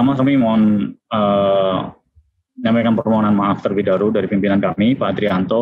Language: Indonesian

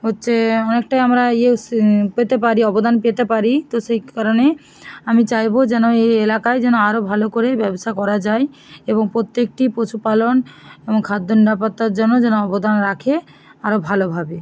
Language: Bangla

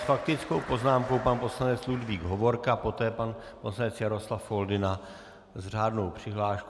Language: Czech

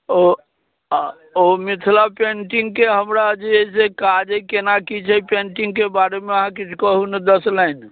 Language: Maithili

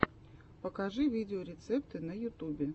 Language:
Russian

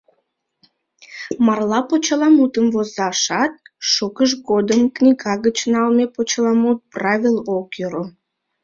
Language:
Mari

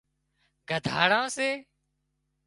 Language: Wadiyara Koli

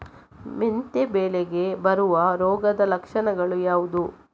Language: Kannada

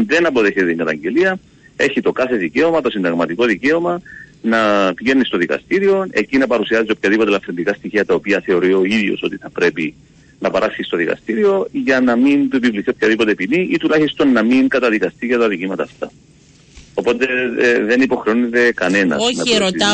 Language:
Greek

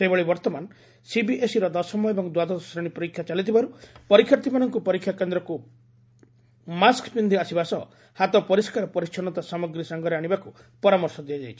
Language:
Odia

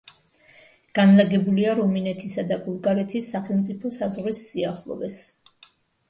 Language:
Georgian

